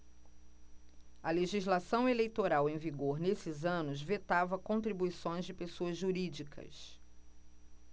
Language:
Portuguese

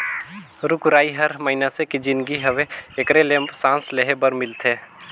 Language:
Chhattisgarhi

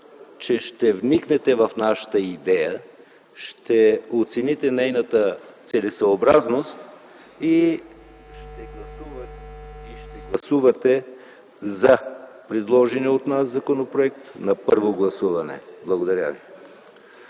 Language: Bulgarian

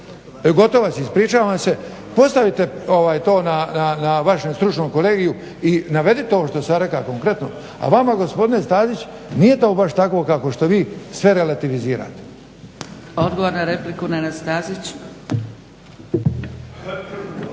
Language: Croatian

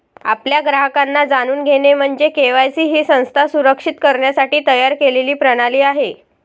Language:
Marathi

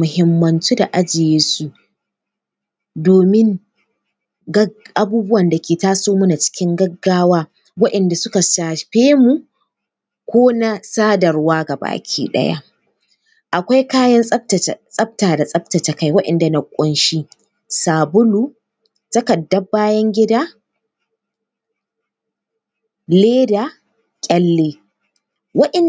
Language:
Hausa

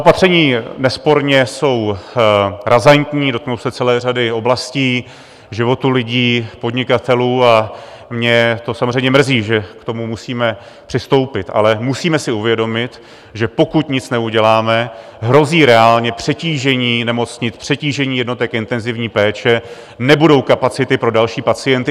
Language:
Czech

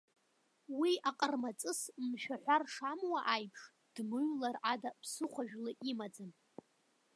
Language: Abkhazian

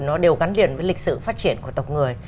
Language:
Vietnamese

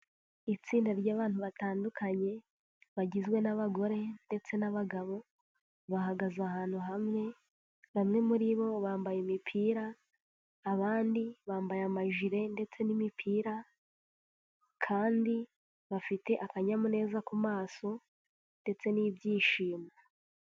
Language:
Kinyarwanda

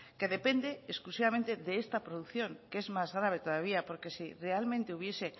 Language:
Spanish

